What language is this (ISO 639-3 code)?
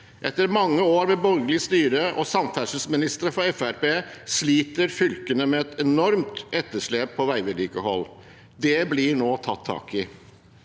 nor